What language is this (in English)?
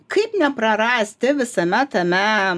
Lithuanian